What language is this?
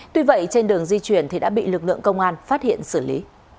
Vietnamese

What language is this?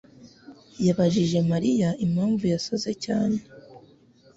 Kinyarwanda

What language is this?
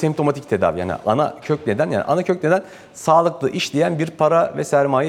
Turkish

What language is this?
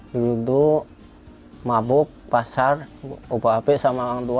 Indonesian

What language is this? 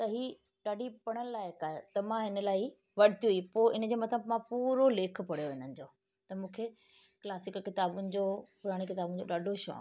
Sindhi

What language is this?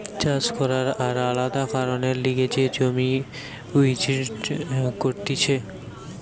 Bangla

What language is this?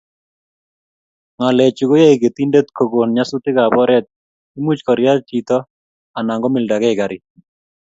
Kalenjin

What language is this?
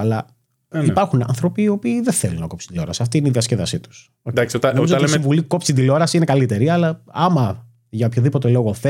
Greek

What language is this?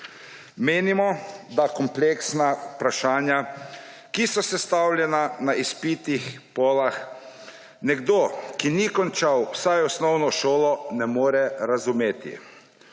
Slovenian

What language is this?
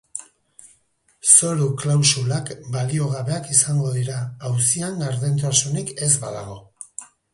Basque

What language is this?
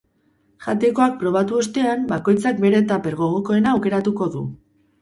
Basque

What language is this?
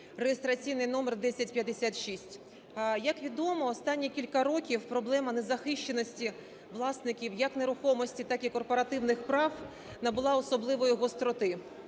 Ukrainian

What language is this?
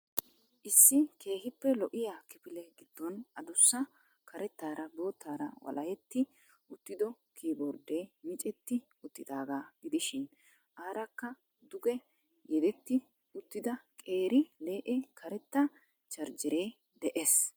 Wolaytta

